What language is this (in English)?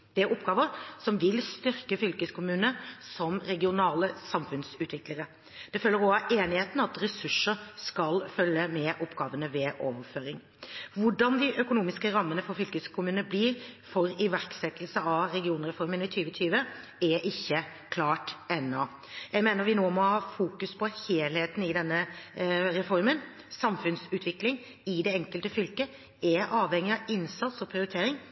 Norwegian Bokmål